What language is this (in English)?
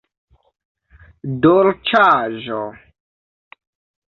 Esperanto